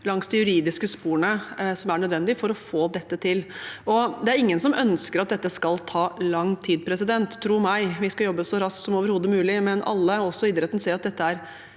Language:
Norwegian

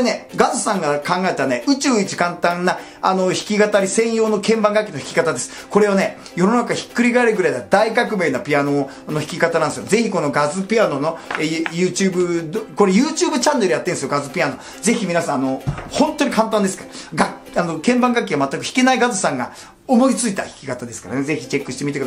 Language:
Japanese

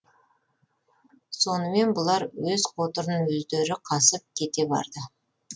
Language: Kazakh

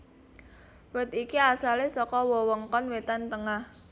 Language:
Javanese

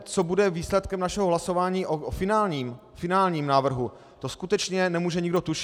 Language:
Czech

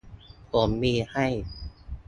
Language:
Thai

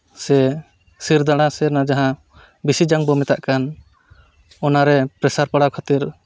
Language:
Santali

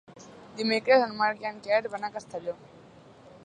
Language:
Catalan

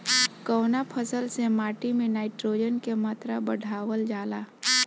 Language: Bhojpuri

